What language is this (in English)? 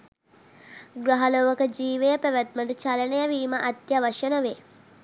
Sinhala